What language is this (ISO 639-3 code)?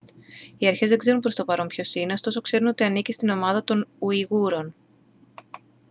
ell